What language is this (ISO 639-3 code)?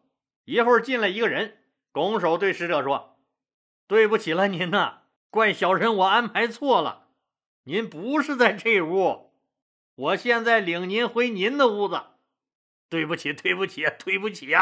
zho